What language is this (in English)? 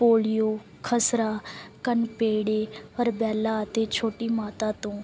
Punjabi